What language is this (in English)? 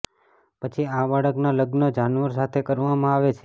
Gujarati